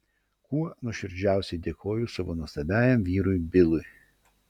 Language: Lithuanian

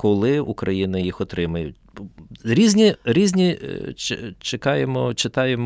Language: Ukrainian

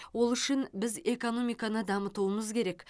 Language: Kazakh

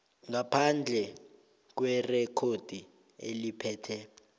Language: South Ndebele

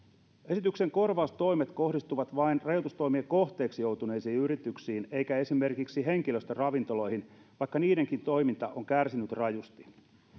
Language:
Finnish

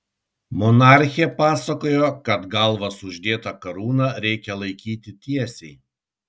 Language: Lithuanian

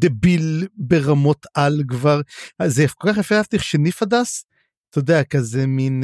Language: Hebrew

